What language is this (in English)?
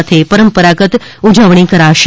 Gujarati